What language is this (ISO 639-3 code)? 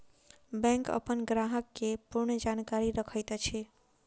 mai